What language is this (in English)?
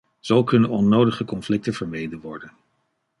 Dutch